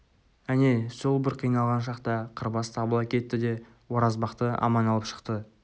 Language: Kazakh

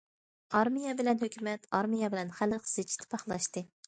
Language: Uyghur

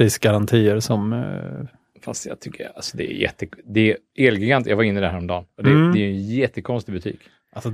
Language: Swedish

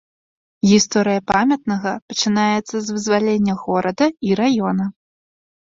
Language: Belarusian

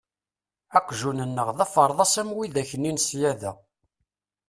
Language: Kabyle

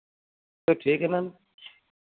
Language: Hindi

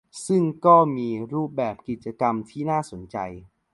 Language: Thai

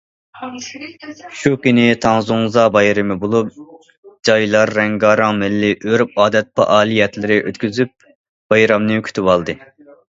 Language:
Uyghur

